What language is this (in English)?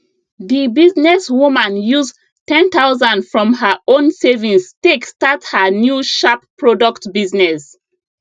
Nigerian Pidgin